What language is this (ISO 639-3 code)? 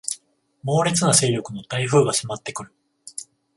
jpn